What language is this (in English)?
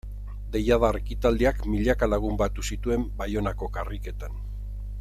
Basque